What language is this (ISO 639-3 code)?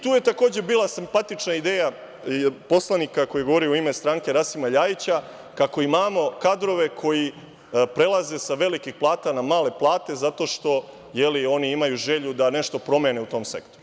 srp